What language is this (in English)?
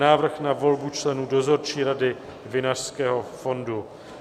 Czech